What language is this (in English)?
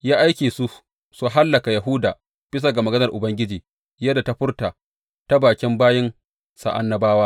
Hausa